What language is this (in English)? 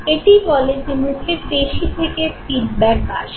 Bangla